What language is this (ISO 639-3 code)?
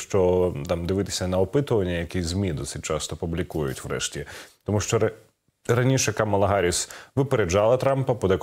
ukr